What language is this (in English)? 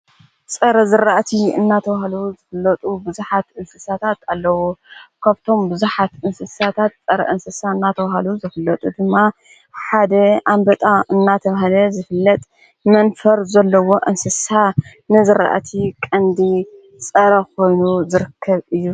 Tigrinya